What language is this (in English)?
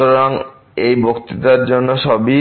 Bangla